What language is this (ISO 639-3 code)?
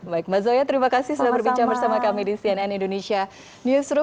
ind